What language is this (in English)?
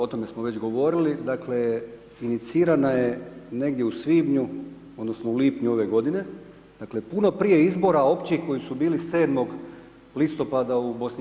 Croatian